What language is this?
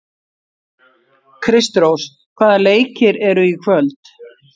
Icelandic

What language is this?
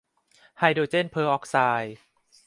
Thai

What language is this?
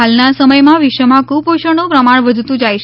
Gujarati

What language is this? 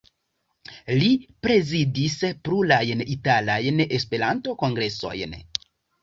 Esperanto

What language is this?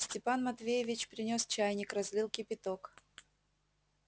Russian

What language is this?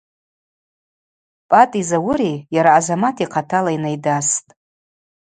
Abaza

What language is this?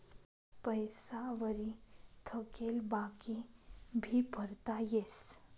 Marathi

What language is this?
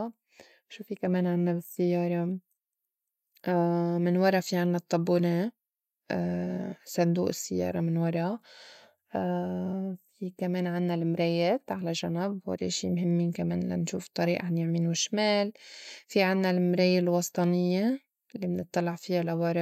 North Levantine Arabic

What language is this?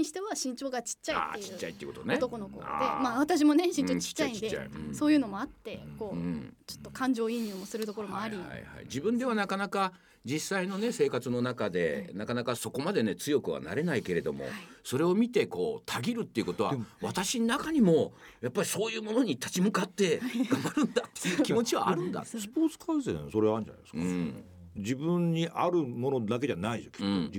Japanese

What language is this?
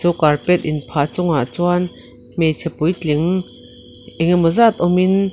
Mizo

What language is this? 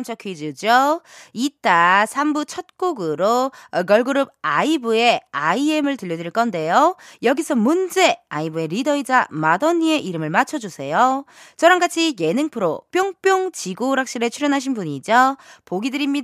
Korean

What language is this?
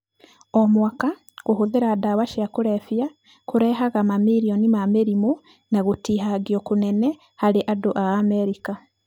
Kikuyu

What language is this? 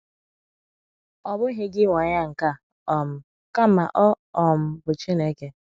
Igbo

